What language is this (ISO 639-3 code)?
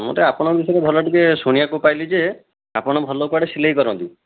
ori